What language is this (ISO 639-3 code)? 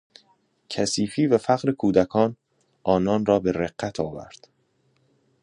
fas